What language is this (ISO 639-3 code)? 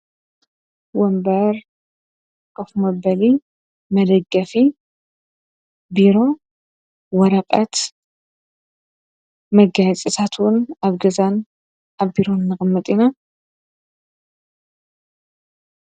tir